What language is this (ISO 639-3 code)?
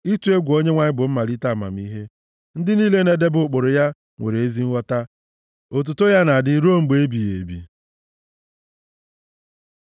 ibo